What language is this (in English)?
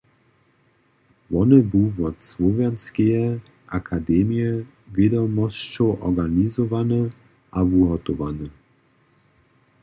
Upper Sorbian